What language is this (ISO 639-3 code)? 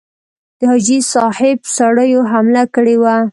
pus